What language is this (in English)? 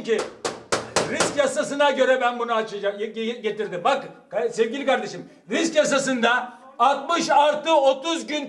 Turkish